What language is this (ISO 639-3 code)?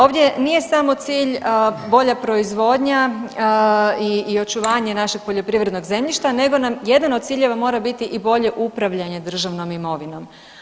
hrv